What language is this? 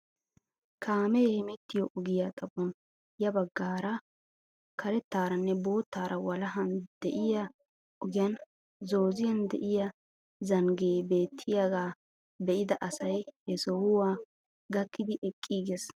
Wolaytta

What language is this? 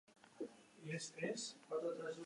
Basque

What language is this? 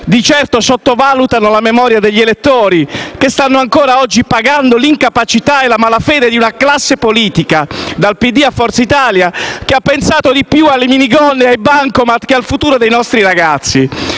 Italian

